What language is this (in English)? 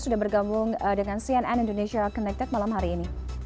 Indonesian